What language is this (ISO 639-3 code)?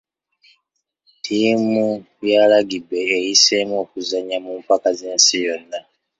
lug